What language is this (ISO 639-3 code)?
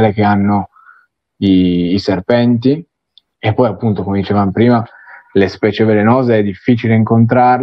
ita